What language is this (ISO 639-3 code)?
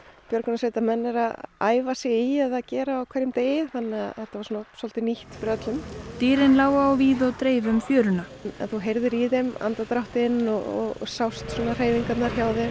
isl